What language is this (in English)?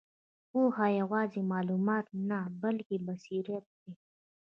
Pashto